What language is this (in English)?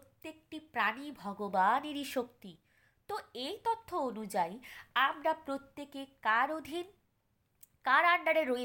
Bangla